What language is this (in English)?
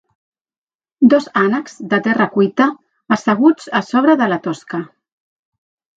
Catalan